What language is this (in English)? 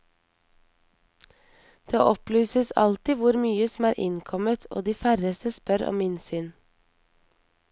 Norwegian